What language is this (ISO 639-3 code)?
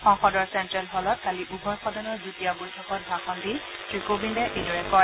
asm